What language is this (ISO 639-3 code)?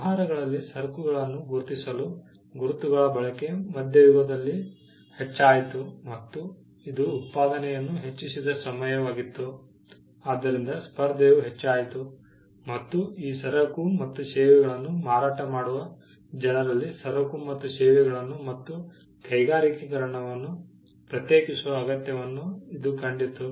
kan